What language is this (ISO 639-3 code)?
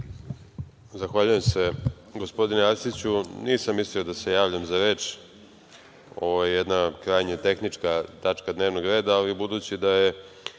srp